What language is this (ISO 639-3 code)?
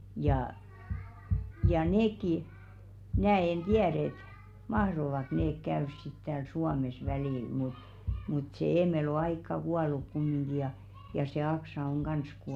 fin